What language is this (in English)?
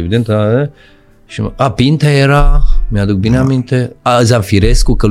Romanian